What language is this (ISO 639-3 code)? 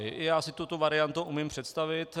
ces